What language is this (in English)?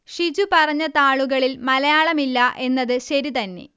Malayalam